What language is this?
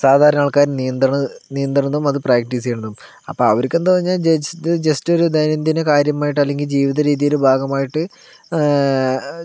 Malayalam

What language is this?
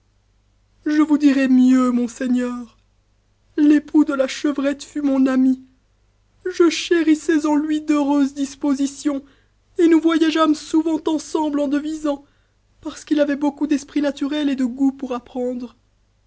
French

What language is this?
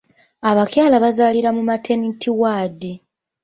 Ganda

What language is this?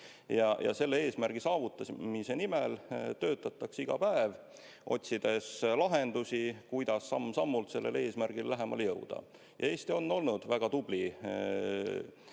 Estonian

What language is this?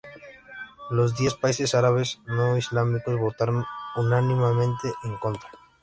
Spanish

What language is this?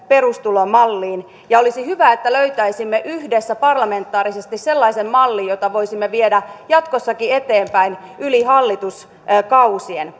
Finnish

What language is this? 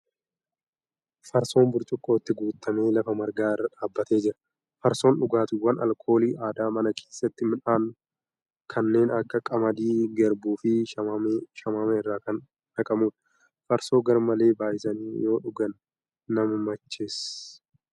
Oromo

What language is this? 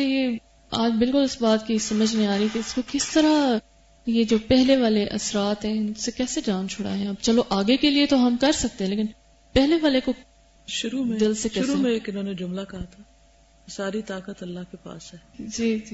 Urdu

